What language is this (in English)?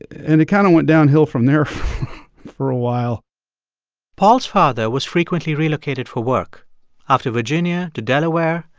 English